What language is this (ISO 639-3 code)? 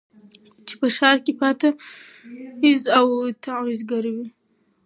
pus